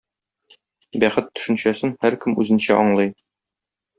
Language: Tatar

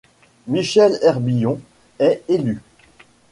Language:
French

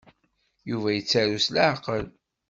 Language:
Kabyle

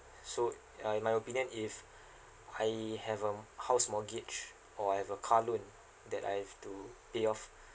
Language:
English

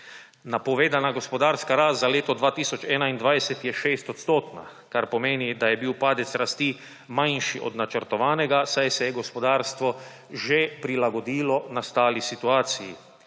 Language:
Slovenian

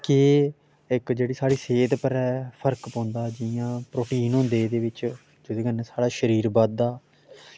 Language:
Dogri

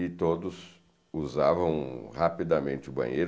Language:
Portuguese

